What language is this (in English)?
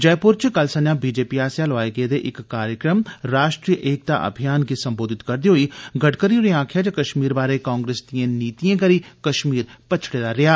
Dogri